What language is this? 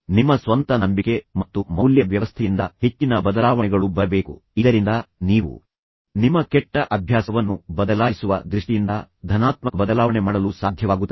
Kannada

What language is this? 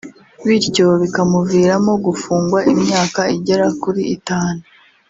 Kinyarwanda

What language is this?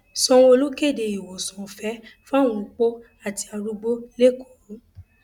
Yoruba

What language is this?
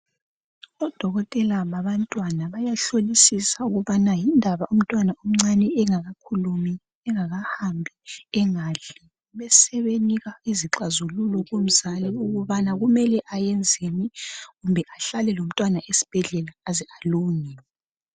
North Ndebele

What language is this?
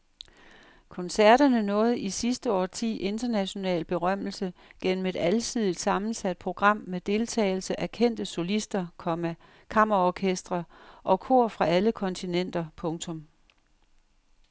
Danish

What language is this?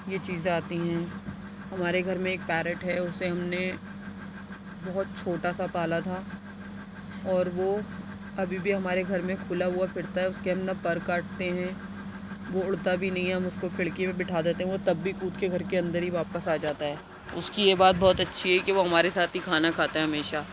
Urdu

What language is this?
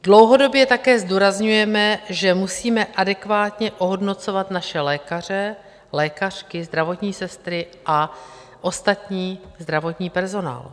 Czech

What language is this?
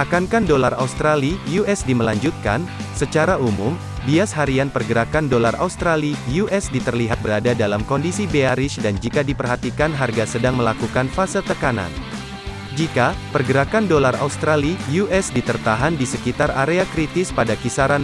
Indonesian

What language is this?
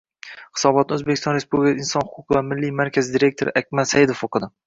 Uzbek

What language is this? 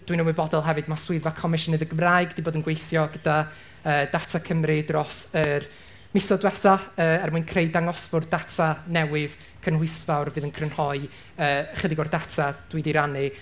Welsh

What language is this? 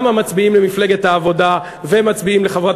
Hebrew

